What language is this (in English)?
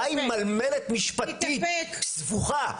Hebrew